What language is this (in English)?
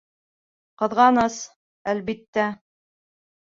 Bashkir